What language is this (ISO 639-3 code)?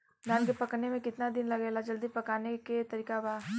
bho